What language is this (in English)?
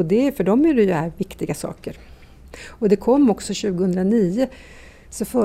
Swedish